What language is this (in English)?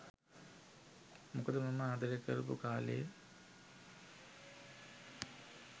Sinhala